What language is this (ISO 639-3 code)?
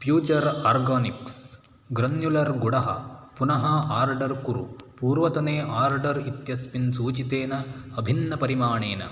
san